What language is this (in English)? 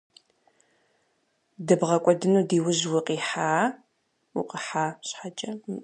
Kabardian